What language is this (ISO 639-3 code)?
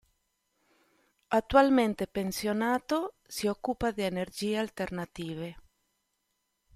ita